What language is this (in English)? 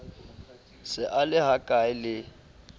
Southern Sotho